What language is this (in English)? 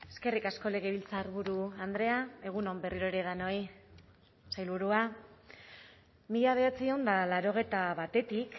Basque